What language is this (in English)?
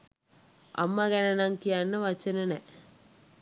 Sinhala